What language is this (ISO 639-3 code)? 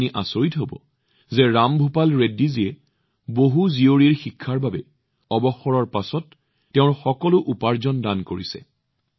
asm